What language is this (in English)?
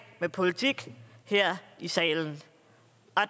Danish